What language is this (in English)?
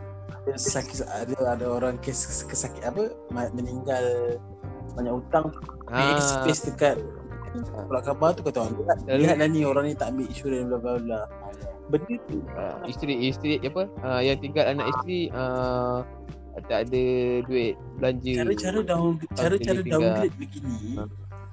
Malay